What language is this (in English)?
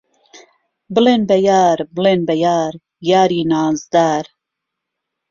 Central Kurdish